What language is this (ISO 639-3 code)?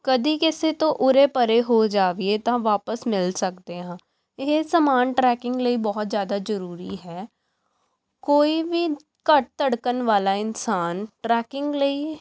pan